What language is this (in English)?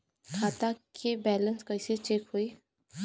Bhojpuri